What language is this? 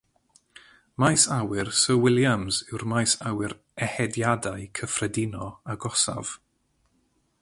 Welsh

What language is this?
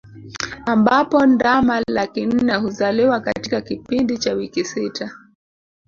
Swahili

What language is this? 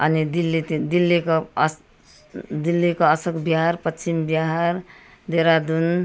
Nepali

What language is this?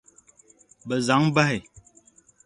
Dagbani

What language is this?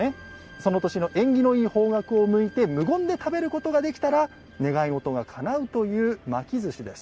Japanese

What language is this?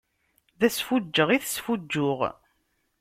Kabyle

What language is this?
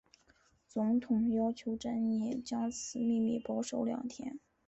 Chinese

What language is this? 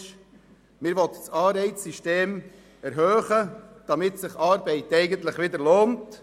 Swiss German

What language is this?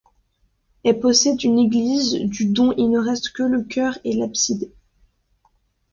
French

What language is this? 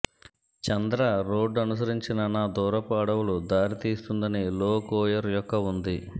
Telugu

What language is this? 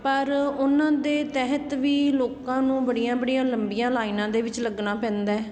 Punjabi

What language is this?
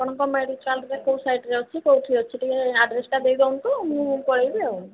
Odia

